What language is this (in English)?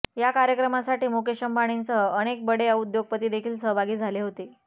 Marathi